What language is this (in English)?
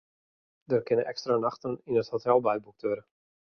Western Frisian